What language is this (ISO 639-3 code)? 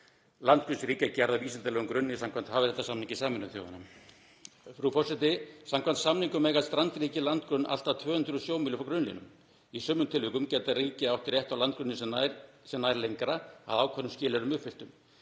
isl